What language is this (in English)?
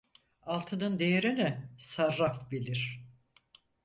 Turkish